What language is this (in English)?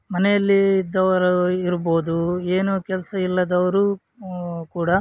Kannada